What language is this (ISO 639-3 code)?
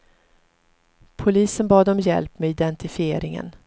swe